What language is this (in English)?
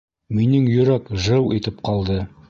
Bashkir